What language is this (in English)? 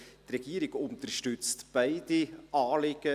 Swiss German